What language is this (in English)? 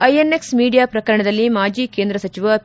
Kannada